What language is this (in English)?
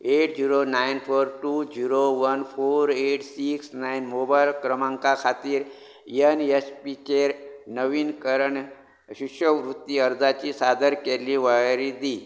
Konkani